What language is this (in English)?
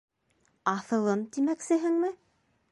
Bashkir